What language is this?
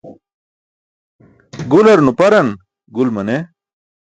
Burushaski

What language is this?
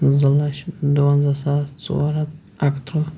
Kashmiri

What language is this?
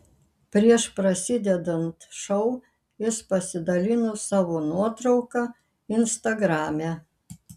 Lithuanian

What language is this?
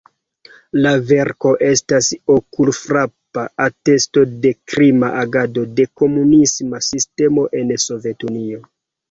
Esperanto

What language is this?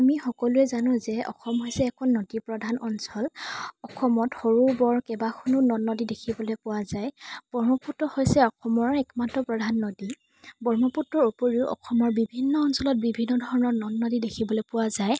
Assamese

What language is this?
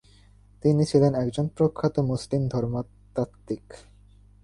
Bangla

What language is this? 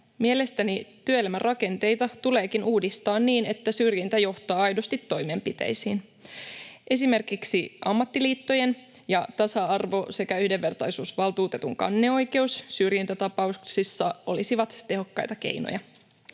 Finnish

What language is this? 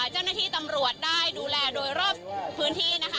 Thai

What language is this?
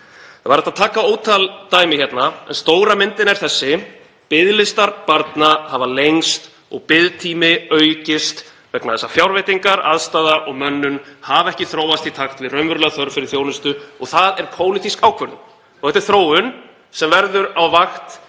Icelandic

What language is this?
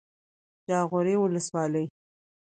Pashto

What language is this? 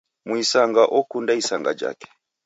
Taita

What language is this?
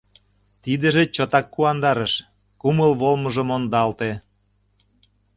Mari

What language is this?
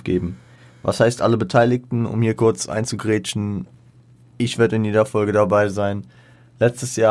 German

